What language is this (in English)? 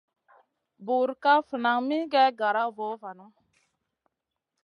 Masana